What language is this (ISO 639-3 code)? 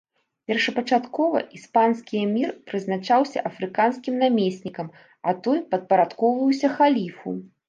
bel